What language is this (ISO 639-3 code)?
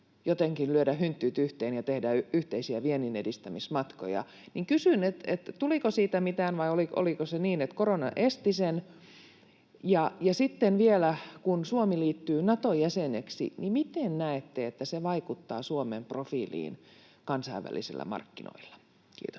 fin